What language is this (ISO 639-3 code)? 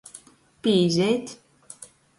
ltg